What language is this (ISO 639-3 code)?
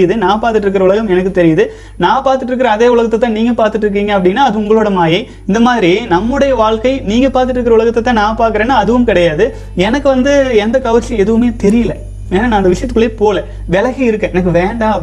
tam